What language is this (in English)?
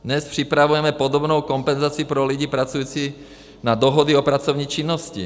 Czech